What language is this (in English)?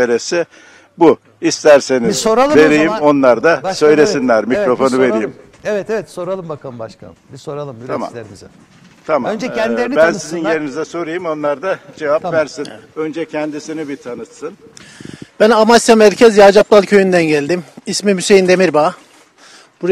Turkish